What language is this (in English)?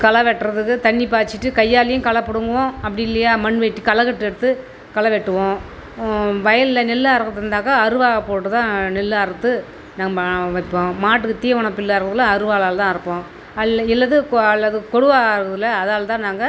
Tamil